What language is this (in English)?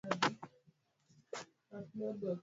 Swahili